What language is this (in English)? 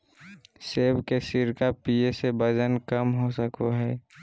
Magahi